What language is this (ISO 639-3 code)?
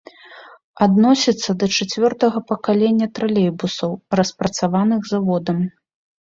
bel